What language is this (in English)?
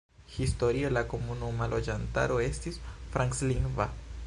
Esperanto